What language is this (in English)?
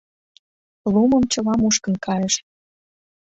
Mari